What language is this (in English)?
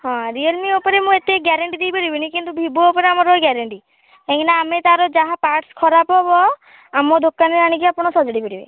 Odia